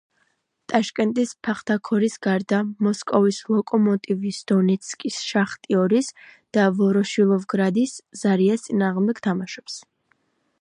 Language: Georgian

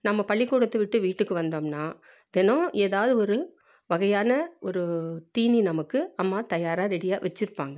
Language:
Tamil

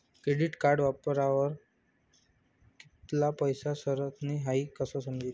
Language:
Marathi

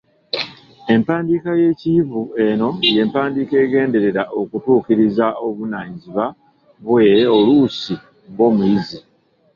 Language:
Ganda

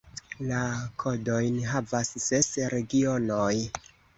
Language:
Esperanto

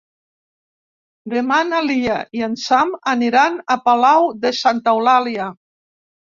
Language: Catalan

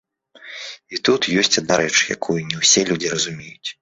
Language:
Belarusian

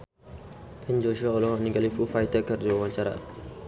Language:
Sundanese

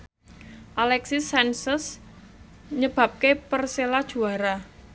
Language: Javanese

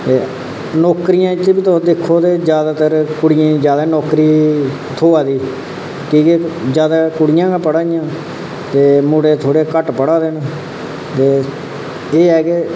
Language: Dogri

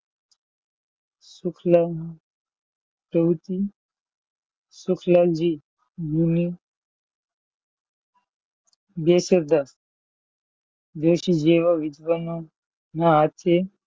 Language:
Gujarati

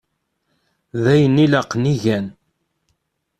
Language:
Kabyle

